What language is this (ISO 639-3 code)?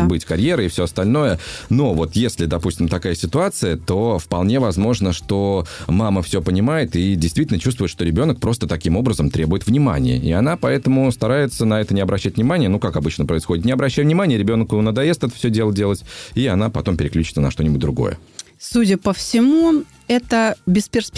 rus